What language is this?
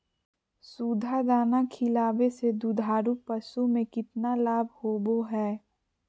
Magahi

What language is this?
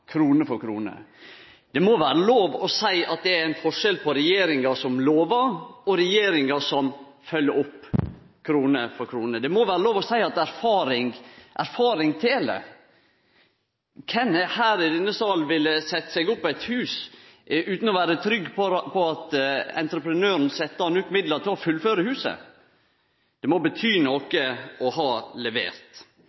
Norwegian Nynorsk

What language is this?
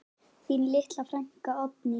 Icelandic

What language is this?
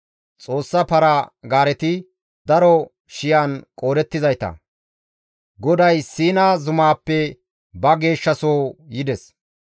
Gamo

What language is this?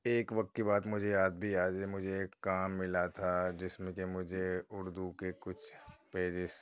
Urdu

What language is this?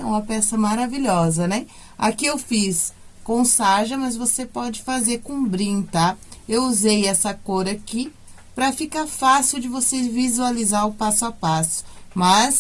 Portuguese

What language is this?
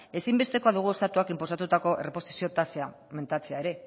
Basque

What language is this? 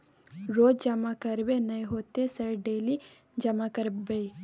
Maithili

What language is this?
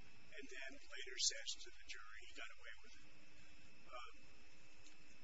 English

